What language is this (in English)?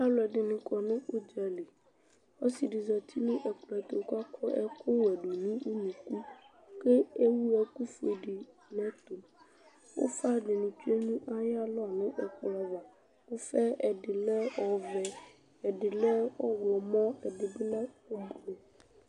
Ikposo